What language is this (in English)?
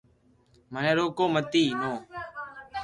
Loarki